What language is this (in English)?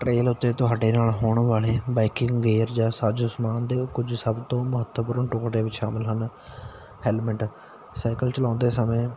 Punjabi